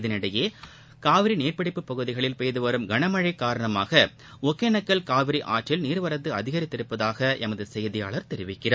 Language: Tamil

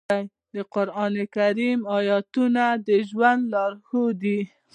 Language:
Pashto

